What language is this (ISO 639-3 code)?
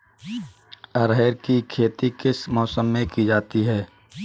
hin